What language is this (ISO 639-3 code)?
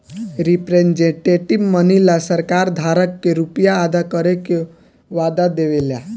bho